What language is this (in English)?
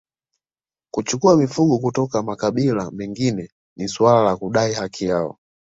Swahili